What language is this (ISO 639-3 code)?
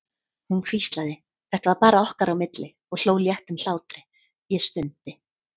isl